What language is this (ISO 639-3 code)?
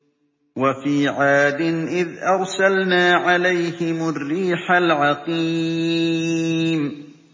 ara